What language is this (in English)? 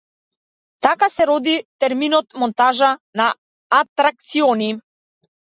Macedonian